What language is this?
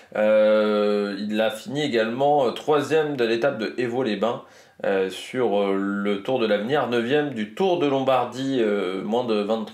French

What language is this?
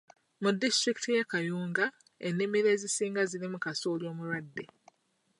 Ganda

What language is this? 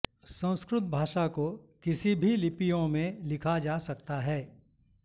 Sanskrit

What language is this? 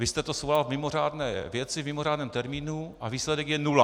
Czech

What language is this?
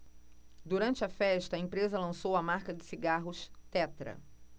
Portuguese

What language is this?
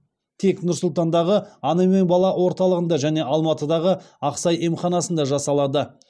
Kazakh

